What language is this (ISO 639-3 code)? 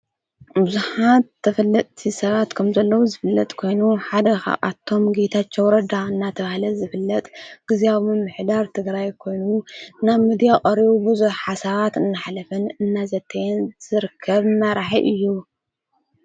tir